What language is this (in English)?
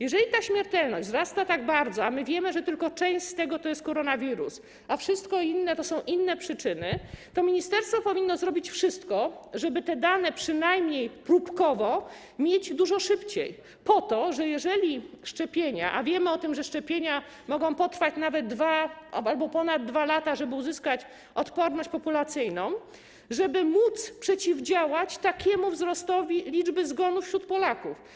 Polish